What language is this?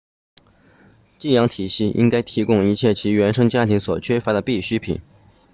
Chinese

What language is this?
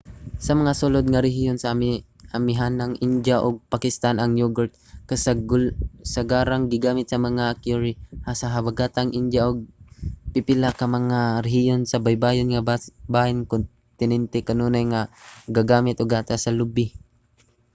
Cebuano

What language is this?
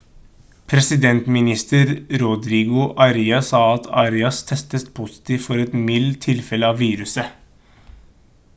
Norwegian Bokmål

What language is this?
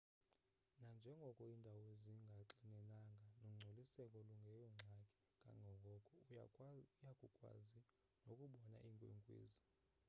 Xhosa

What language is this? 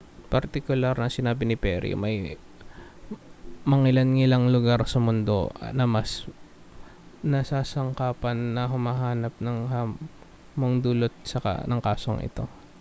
Filipino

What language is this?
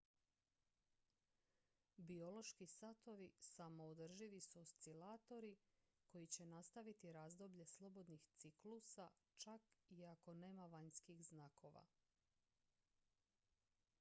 Croatian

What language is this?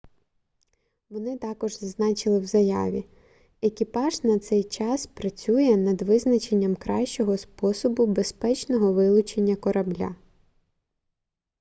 Ukrainian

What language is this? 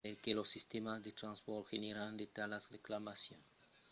Occitan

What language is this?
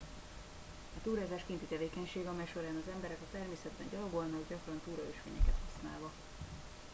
Hungarian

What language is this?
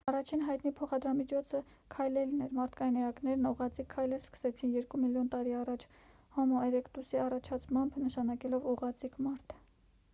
Armenian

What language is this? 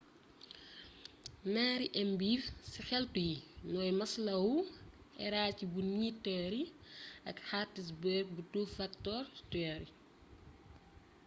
Wolof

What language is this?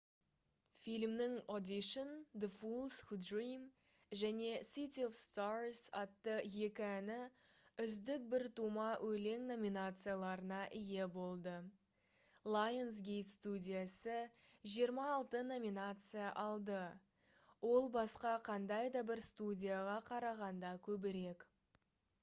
Kazakh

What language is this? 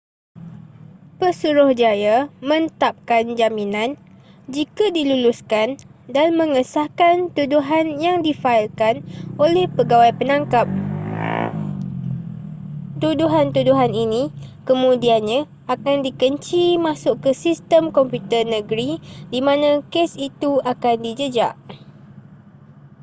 Malay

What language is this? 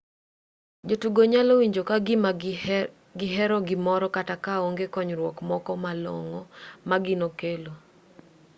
Luo (Kenya and Tanzania)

